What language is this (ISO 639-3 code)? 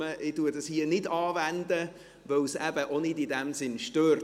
gsw